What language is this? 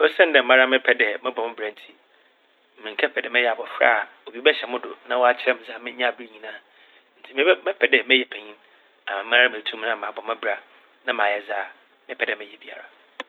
Akan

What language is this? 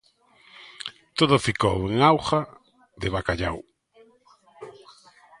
Galician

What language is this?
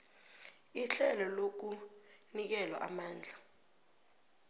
South Ndebele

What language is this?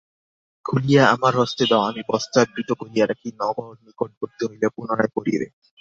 Bangla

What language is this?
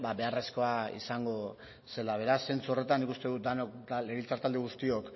Basque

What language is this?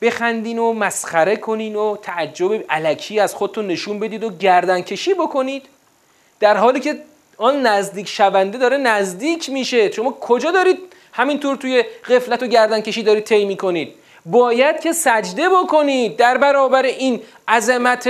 Persian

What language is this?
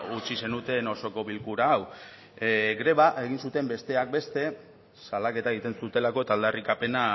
Basque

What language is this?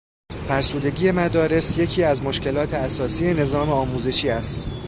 Persian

